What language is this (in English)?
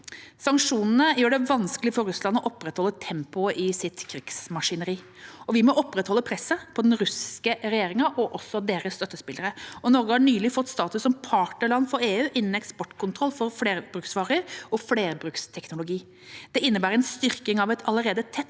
Norwegian